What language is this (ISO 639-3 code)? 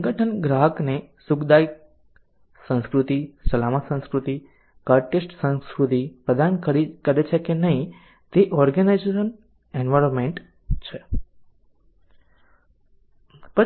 guj